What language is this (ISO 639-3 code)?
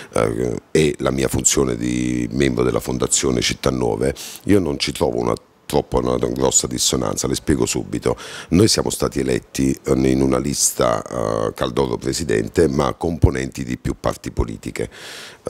ita